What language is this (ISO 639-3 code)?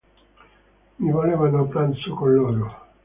ita